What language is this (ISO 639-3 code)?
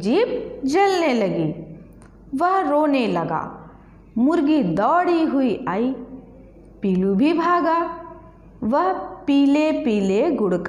hin